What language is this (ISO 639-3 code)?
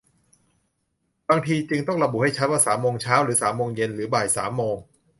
tha